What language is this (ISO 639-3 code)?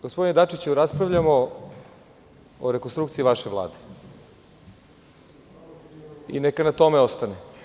srp